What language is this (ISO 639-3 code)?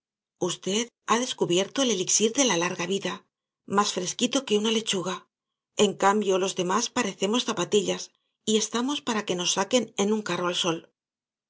spa